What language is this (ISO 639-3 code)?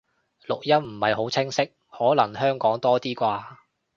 yue